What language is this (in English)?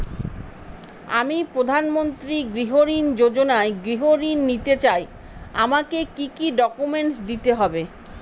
Bangla